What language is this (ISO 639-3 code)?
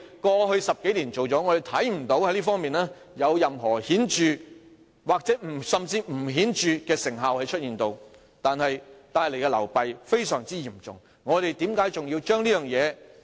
yue